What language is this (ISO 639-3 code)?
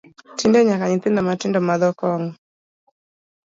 luo